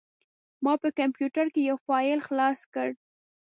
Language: Pashto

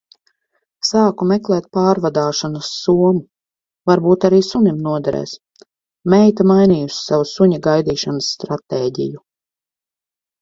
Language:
Latvian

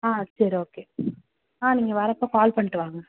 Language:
Tamil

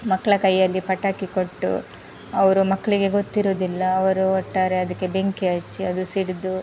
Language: Kannada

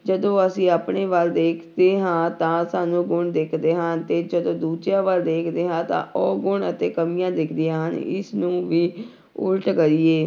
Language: Punjabi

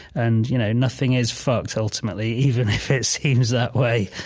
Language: English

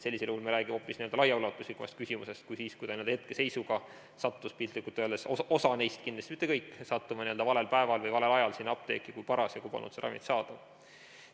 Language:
Estonian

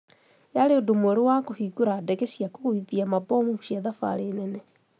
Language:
Kikuyu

